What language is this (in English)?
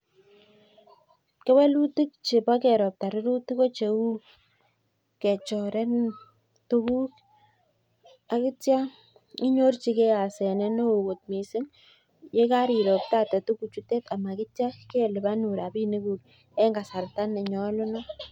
Kalenjin